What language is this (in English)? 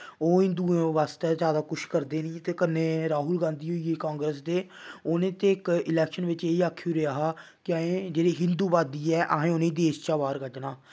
Dogri